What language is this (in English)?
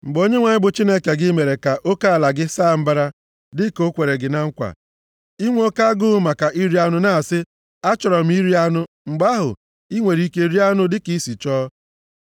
Igbo